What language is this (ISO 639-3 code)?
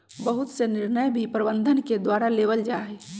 mag